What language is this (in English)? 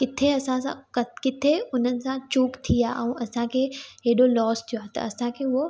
Sindhi